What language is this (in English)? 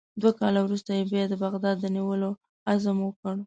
Pashto